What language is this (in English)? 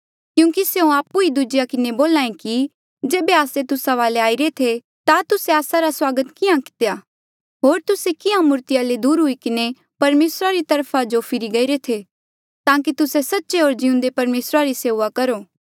Mandeali